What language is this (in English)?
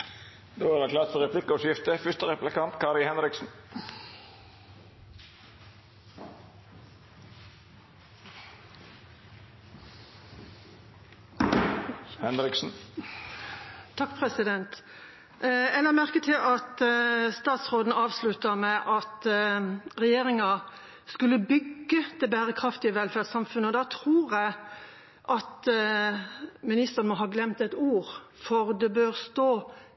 Norwegian